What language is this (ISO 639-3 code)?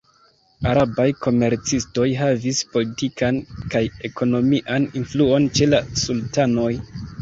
epo